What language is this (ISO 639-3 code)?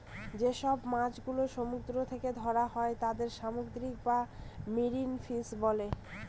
ben